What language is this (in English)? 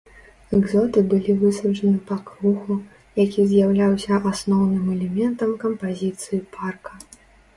Belarusian